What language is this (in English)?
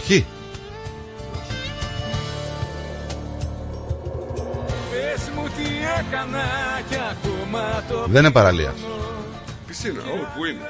Greek